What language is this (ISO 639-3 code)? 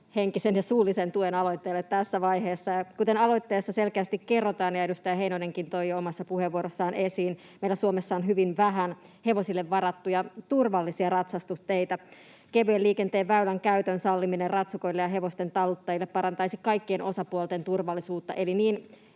fin